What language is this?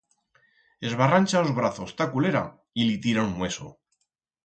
Aragonese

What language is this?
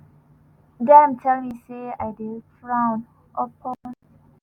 Nigerian Pidgin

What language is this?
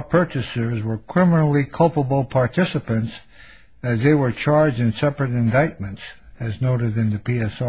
English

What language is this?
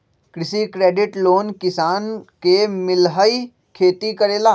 Magahi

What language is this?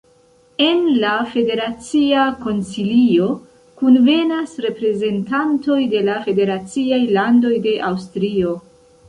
Esperanto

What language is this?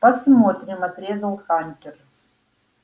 Russian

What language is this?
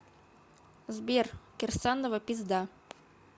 Russian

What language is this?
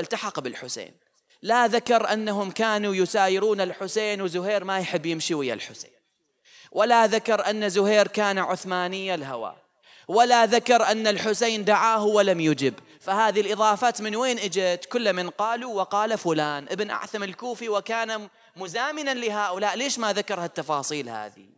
Arabic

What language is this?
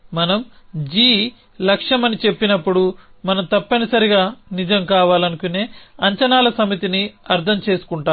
Telugu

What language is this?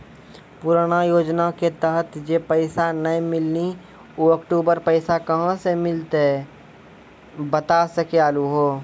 Maithili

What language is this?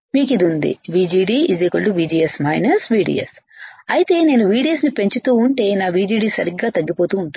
Telugu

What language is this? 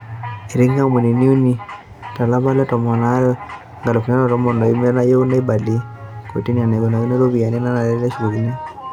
Masai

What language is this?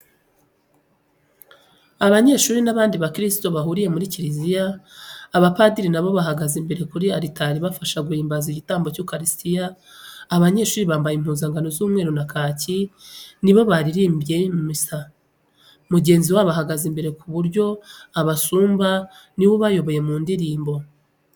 Kinyarwanda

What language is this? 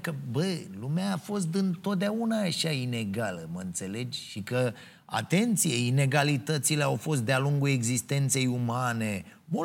Romanian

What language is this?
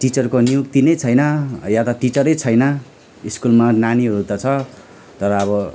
Nepali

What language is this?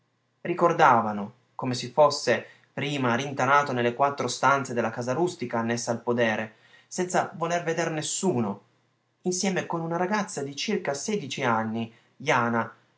Italian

